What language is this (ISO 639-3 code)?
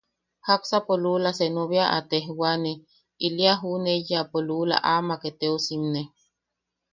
yaq